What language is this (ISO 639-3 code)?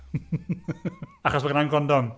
cym